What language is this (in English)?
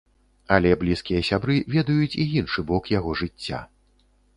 Belarusian